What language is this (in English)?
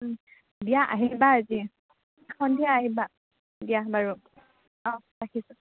Assamese